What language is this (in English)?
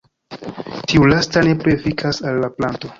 Esperanto